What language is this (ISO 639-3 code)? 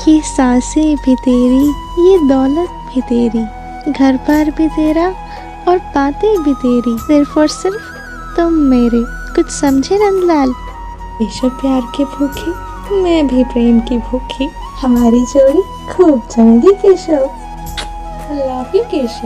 hin